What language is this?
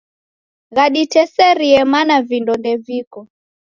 Taita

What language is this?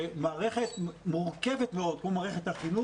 Hebrew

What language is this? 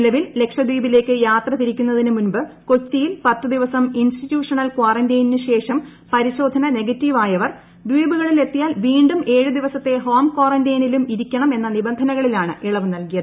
Malayalam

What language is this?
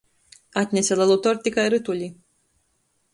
Latgalian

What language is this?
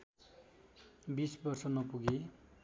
Nepali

